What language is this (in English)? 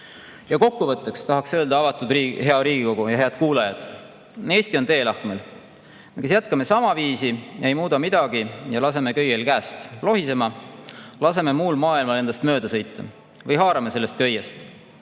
Estonian